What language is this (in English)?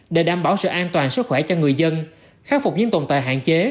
Vietnamese